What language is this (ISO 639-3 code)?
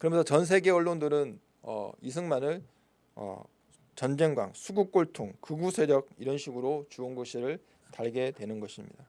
kor